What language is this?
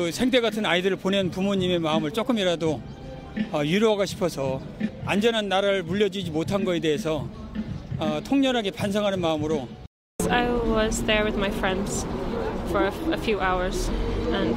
Korean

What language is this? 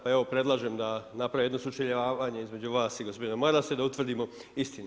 Croatian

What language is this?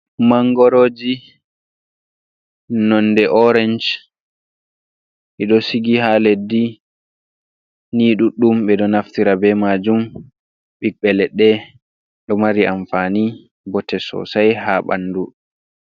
Fula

